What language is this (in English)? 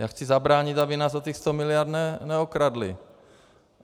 Czech